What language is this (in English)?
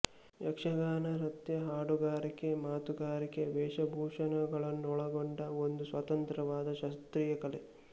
Kannada